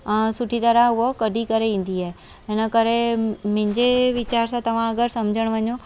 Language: Sindhi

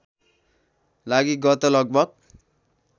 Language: Nepali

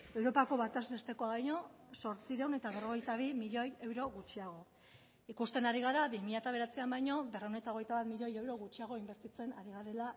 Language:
Basque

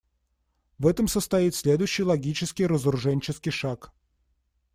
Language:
Russian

